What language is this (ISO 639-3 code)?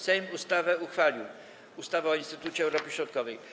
pol